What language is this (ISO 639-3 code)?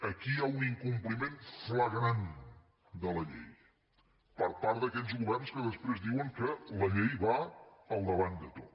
cat